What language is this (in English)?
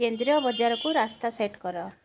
Odia